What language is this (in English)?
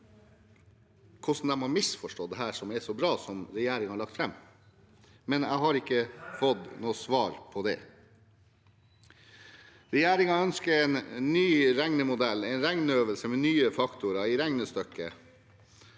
Norwegian